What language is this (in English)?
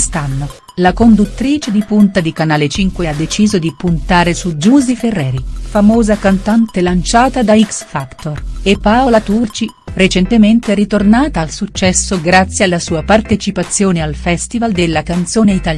Italian